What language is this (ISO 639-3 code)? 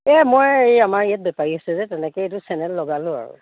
asm